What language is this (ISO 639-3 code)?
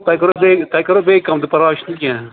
kas